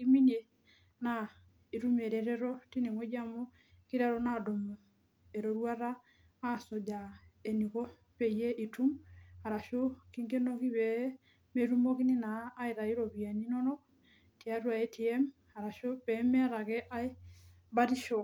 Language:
Masai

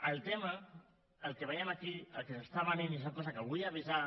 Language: Catalan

